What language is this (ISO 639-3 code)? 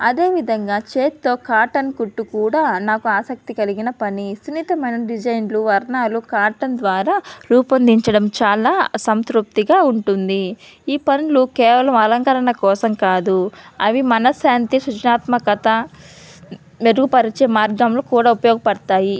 tel